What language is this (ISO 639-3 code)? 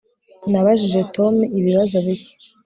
kin